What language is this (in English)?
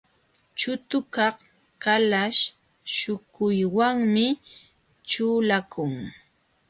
Jauja Wanca Quechua